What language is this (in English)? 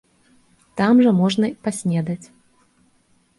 Belarusian